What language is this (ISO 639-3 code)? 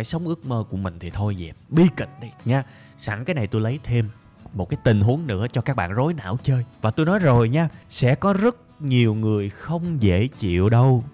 vie